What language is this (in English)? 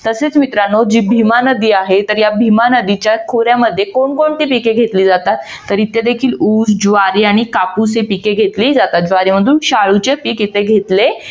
Marathi